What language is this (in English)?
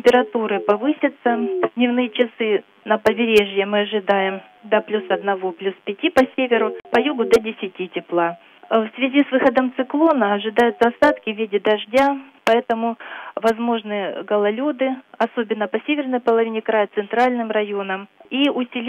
Russian